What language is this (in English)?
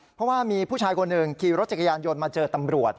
Thai